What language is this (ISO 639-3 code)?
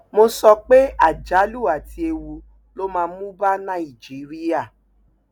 yor